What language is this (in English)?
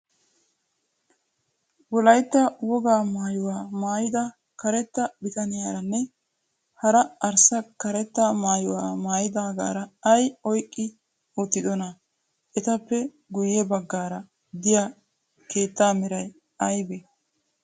Wolaytta